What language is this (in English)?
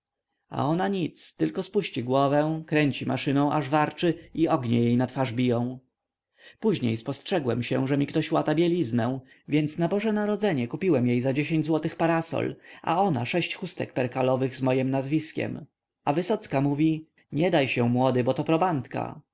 Polish